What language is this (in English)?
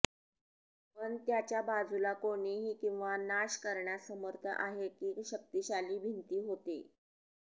Marathi